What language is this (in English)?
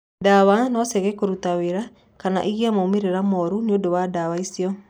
Kikuyu